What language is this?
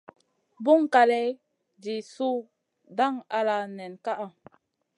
Masana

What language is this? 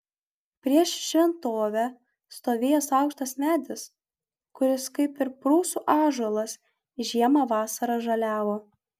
Lithuanian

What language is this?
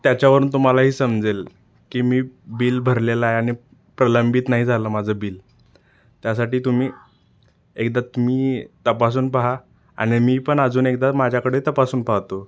Marathi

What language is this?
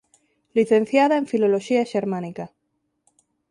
Galician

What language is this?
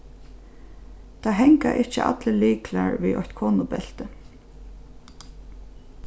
Faroese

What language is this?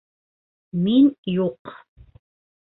Bashkir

